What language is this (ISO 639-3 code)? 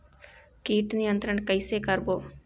hne